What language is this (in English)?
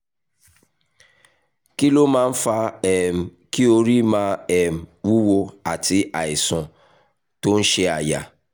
Yoruba